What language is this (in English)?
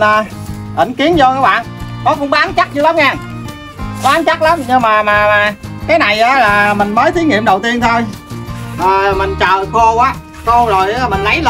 Vietnamese